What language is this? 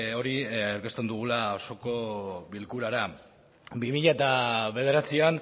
Basque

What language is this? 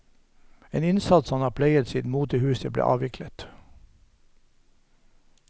Norwegian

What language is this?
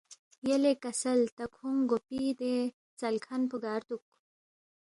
Balti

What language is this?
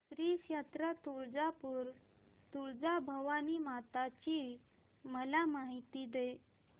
Marathi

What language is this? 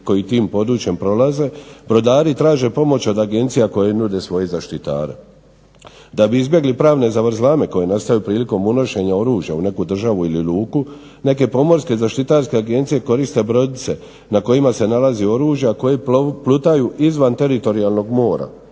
Croatian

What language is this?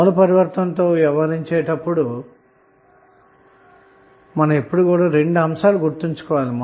Telugu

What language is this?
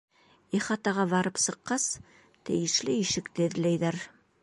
Bashkir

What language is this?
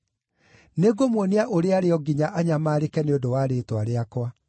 Kikuyu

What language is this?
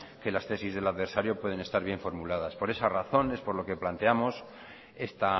Spanish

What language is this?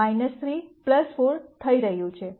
Gujarati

